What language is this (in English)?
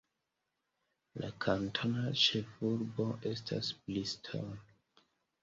Esperanto